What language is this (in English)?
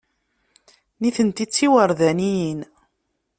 Kabyle